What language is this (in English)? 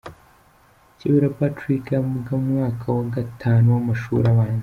Kinyarwanda